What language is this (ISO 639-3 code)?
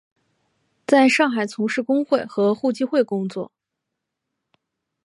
zho